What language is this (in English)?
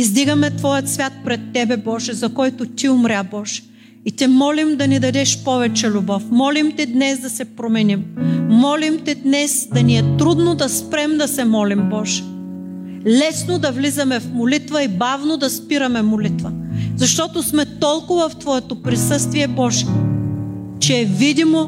Bulgarian